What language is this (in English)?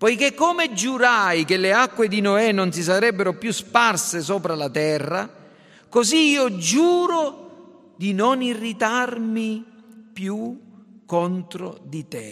Italian